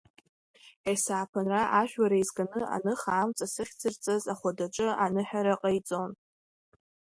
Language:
Abkhazian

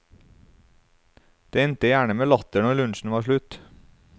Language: Norwegian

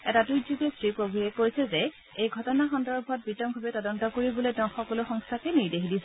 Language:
Assamese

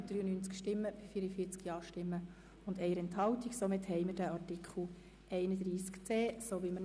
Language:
Swiss German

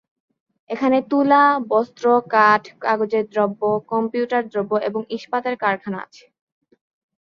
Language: Bangla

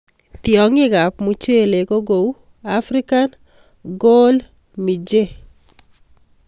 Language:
Kalenjin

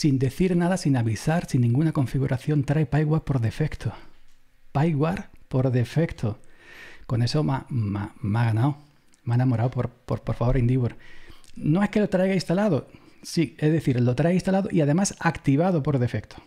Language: Spanish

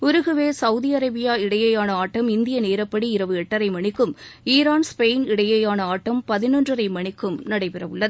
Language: Tamil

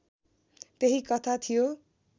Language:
Nepali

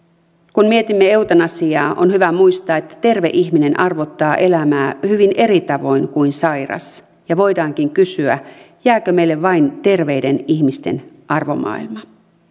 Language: Finnish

